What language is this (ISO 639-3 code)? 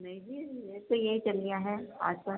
urd